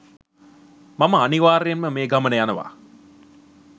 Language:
Sinhala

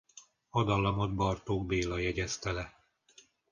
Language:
Hungarian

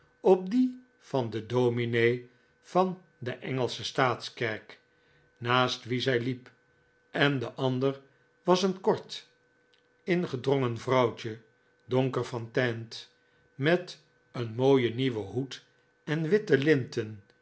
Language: Dutch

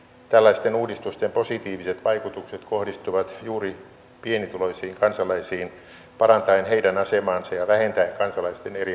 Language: Finnish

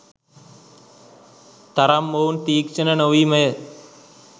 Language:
Sinhala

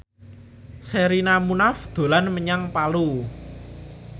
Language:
Javanese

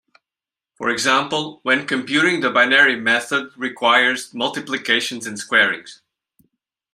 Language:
English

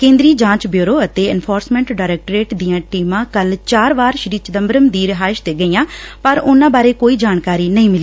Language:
Punjabi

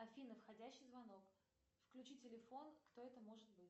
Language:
Russian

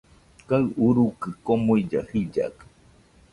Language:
Nüpode Huitoto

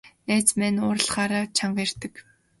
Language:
Mongolian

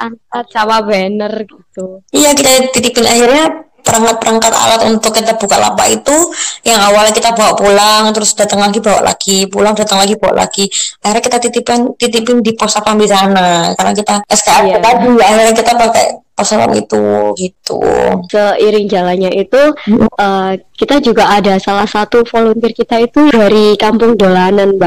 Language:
Indonesian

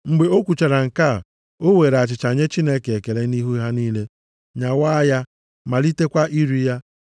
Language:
Igbo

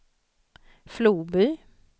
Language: Swedish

